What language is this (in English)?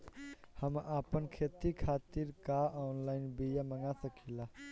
Bhojpuri